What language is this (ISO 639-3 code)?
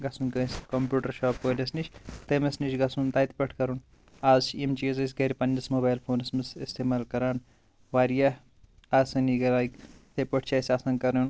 kas